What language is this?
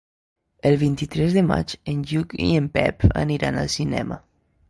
Catalan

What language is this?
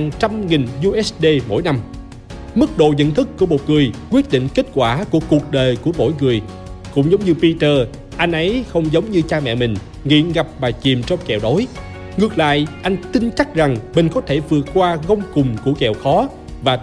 Vietnamese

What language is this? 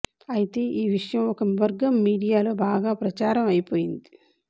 Telugu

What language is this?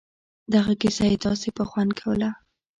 Pashto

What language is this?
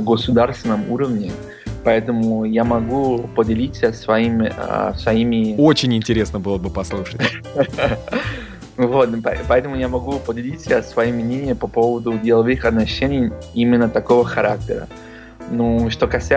Russian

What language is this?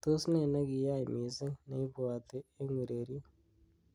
Kalenjin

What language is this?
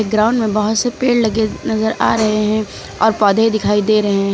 Hindi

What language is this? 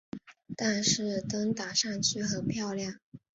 Chinese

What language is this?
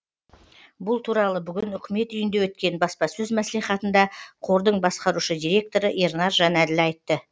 Kazakh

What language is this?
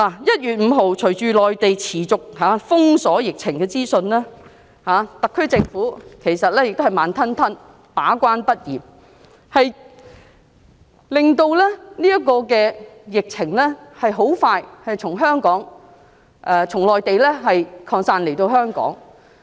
Cantonese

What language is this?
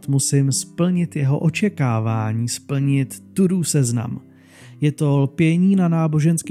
Czech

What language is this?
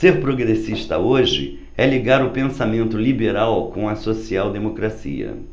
Portuguese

